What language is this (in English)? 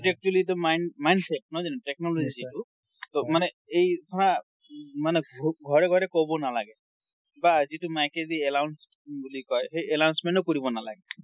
Assamese